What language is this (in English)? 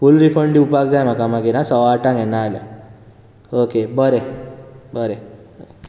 Konkani